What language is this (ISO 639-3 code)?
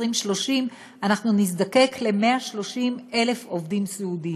heb